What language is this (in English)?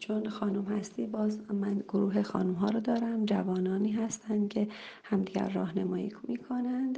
Persian